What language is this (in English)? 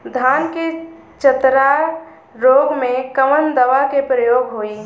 Bhojpuri